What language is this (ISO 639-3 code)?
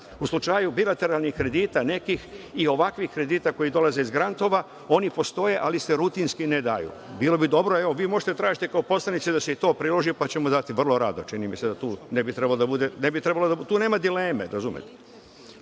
srp